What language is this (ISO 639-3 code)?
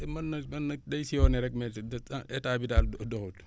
wol